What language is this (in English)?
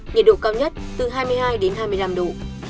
Vietnamese